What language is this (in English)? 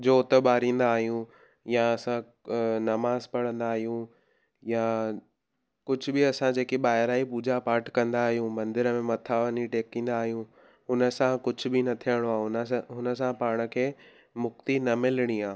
Sindhi